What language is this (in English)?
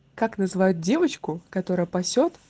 Russian